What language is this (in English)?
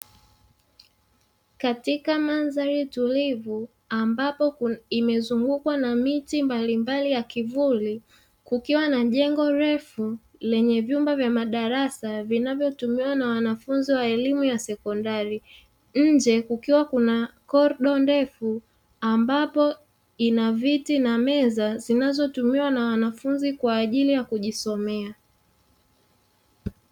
Swahili